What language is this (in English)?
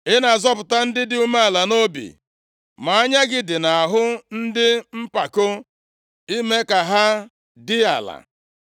Igbo